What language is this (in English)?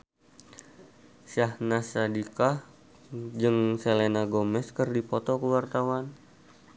Sundanese